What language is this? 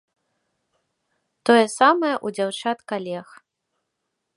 Belarusian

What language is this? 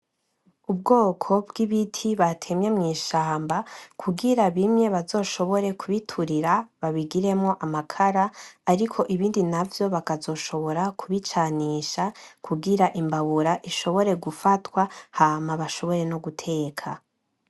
Rundi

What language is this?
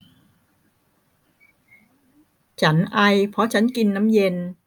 Thai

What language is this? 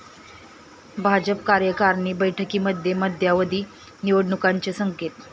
Marathi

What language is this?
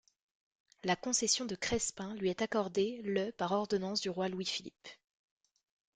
French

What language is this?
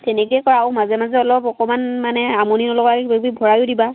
Assamese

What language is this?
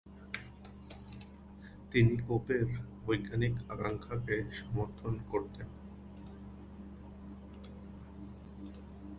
Bangla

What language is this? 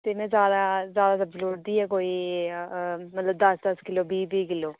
Dogri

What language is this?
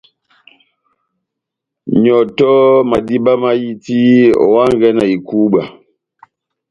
Batanga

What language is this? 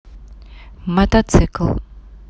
Russian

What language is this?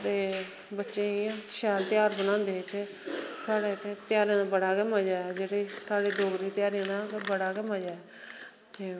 Dogri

